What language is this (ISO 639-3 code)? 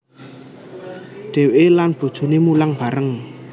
jav